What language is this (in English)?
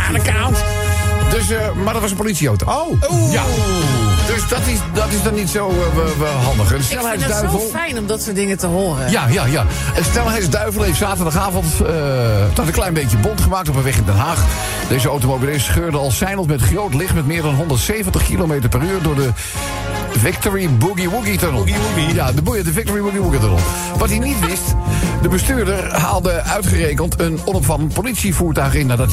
Dutch